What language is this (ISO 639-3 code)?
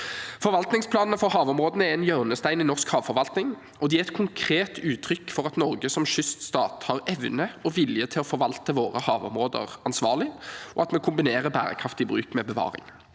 nor